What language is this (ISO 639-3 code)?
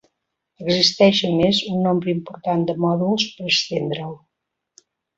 cat